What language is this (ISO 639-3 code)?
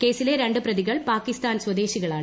mal